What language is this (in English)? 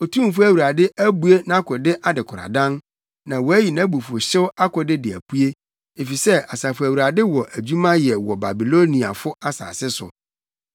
Akan